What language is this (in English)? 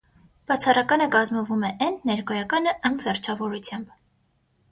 Armenian